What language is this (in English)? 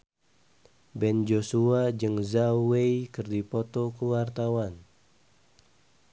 Sundanese